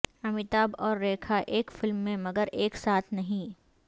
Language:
Urdu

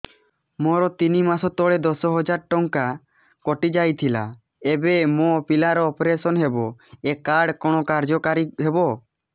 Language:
Odia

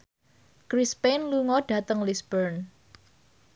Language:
Javanese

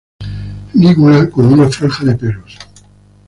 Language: Spanish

